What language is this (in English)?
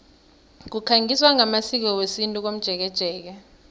South Ndebele